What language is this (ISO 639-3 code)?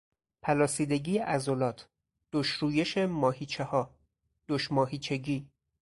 fas